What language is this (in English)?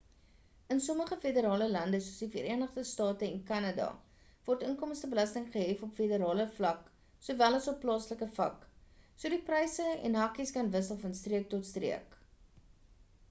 Afrikaans